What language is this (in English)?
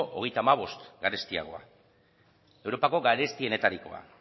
Basque